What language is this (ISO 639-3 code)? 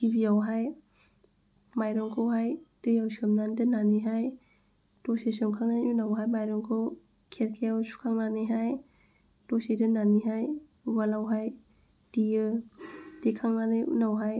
brx